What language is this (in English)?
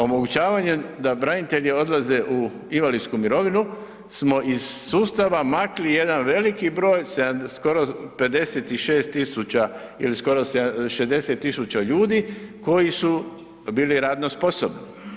Croatian